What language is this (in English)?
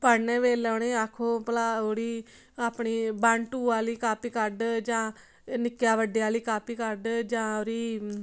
Dogri